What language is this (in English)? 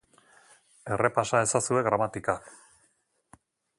Basque